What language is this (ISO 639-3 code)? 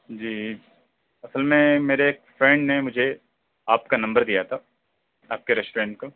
urd